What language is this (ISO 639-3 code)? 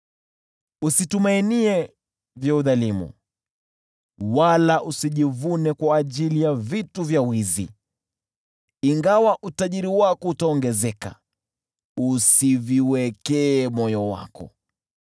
swa